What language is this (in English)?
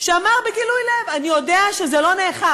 Hebrew